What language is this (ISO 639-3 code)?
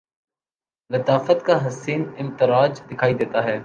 urd